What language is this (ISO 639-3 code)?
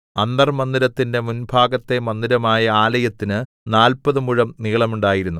mal